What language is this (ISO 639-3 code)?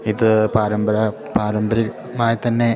mal